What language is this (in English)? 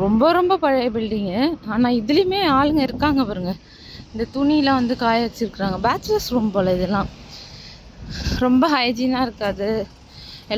Romanian